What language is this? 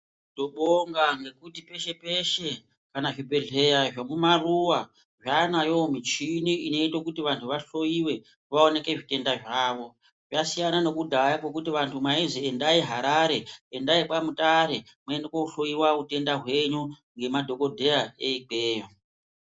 Ndau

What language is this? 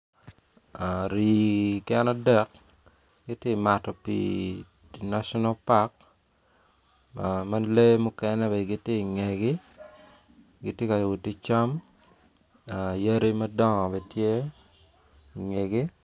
Acoli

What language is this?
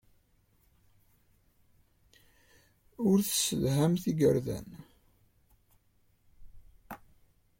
Kabyle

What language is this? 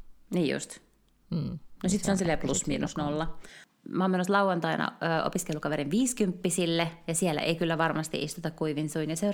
Finnish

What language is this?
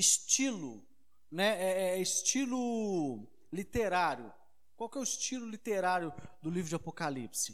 Portuguese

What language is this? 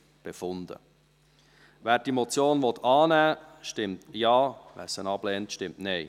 Swiss German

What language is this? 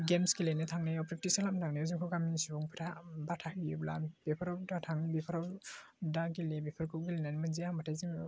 Bodo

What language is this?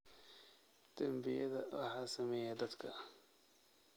Somali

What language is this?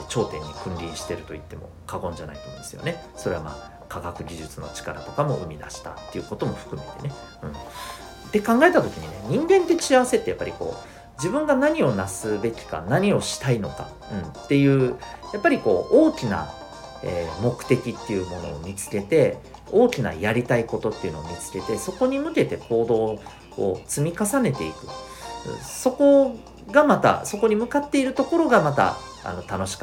Japanese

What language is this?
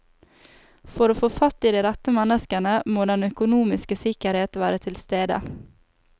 Norwegian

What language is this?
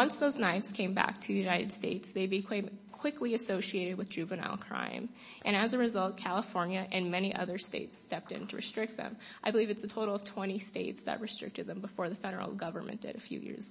English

